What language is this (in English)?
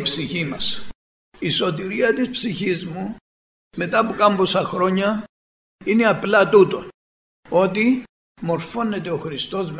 Greek